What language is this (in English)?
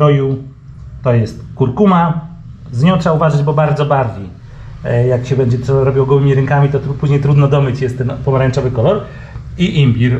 Polish